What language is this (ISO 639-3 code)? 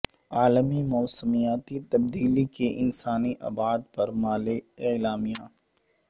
urd